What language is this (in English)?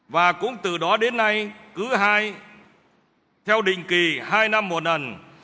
Vietnamese